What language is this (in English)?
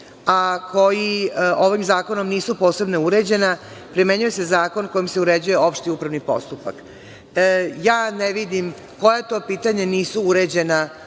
Serbian